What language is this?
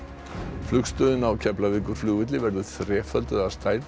Icelandic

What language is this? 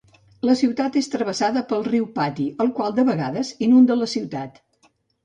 Catalan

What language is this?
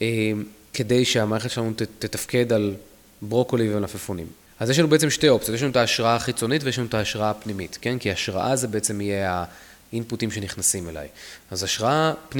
Hebrew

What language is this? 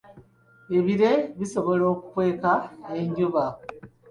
Ganda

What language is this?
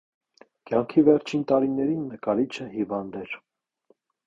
Armenian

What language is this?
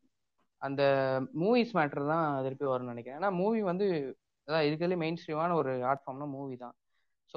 Tamil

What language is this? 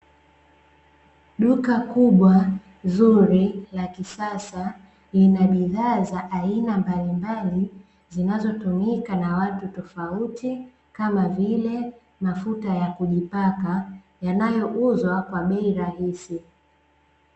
Swahili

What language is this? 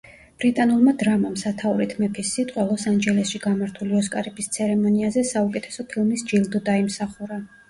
Georgian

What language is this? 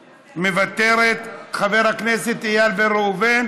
Hebrew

